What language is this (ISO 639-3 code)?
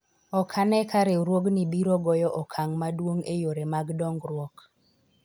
luo